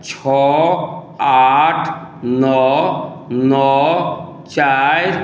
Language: Maithili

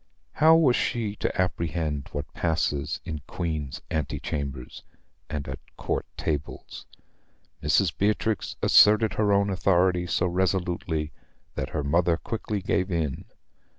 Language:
English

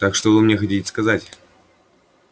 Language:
Russian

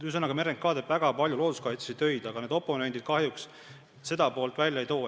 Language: Estonian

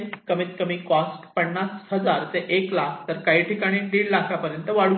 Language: Marathi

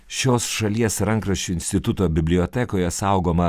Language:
Lithuanian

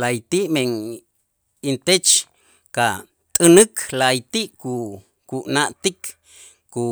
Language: Itzá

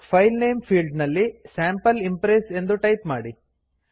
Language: Kannada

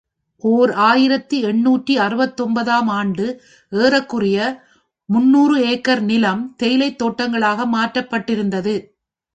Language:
Tamil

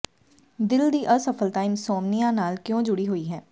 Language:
Punjabi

